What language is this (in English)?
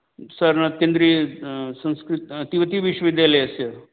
Sanskrit